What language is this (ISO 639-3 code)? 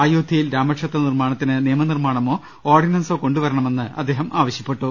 mal